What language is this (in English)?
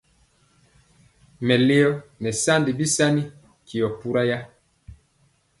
Mpiemo